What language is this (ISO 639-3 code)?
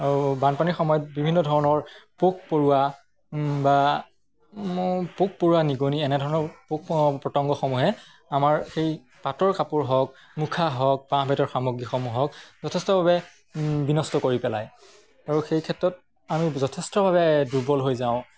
asm